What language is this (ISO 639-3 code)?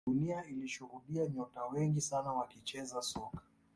swa